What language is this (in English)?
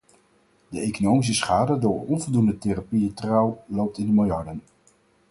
Dutch